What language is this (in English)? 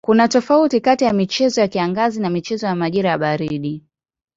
Swahili